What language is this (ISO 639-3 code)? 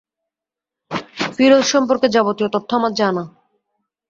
ben